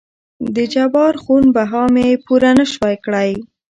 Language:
Pashto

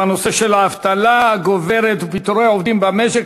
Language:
Hebrew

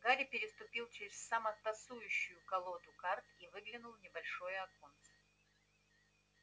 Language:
Russian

